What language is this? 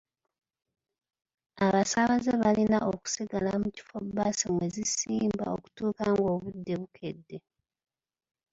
Ganda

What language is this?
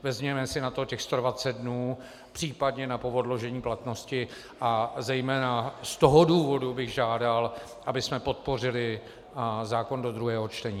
Czech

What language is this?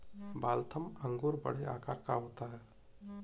Hindi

